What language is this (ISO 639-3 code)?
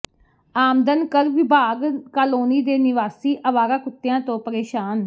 pan